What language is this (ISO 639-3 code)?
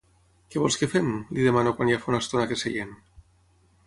cat